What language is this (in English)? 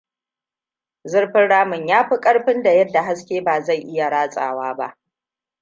Hausa